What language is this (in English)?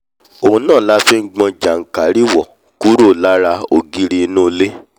Yoruba